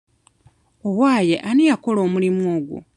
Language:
Ganda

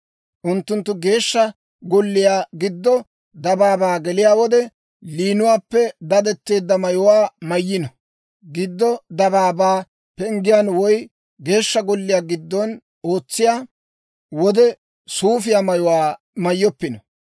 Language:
Dawro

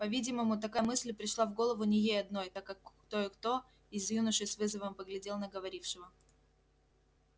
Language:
Russian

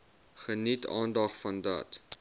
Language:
Afrikaans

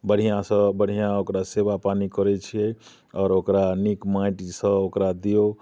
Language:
Maithili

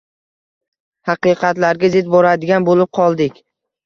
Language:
Uzbek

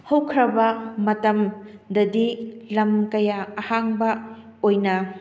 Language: Manipuri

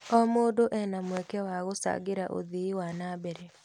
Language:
Kikuyu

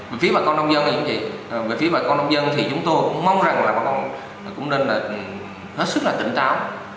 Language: Vietnamese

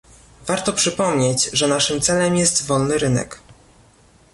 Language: Polish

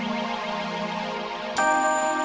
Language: Indonesian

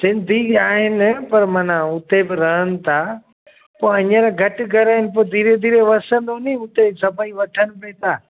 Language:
Sindhi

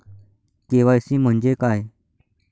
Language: Marathi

